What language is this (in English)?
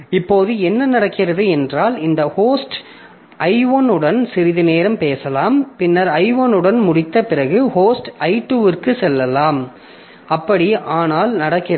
Tamil